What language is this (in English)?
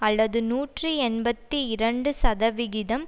Tamil